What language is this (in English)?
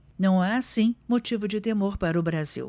Portuguese